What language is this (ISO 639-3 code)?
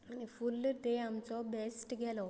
kok